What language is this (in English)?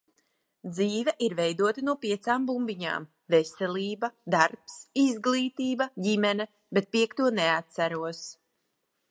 Latvian